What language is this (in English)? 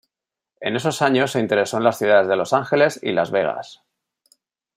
Spanish